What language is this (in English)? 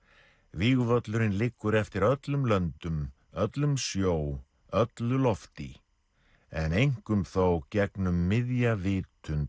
Icelandic